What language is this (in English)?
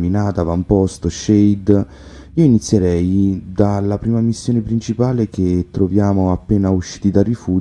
Italian